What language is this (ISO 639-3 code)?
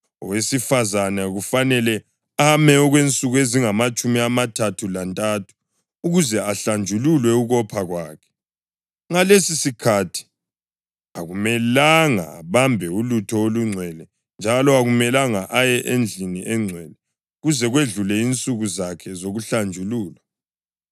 nde